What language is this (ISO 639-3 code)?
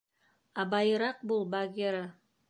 bak